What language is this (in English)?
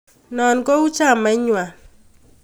Kalenjin